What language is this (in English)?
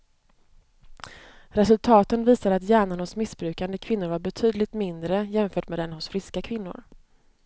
Swedish